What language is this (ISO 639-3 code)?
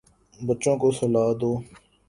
urd